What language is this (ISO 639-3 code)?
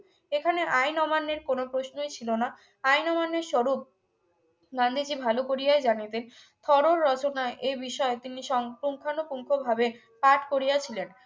ben